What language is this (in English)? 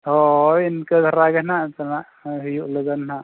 Santali